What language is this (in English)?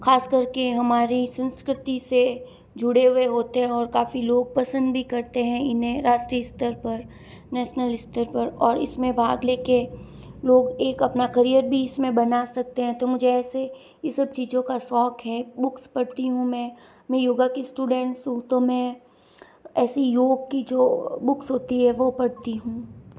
Hindi